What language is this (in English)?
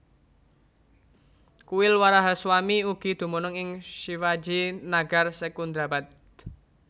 Javanese